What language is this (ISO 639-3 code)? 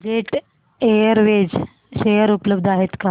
mar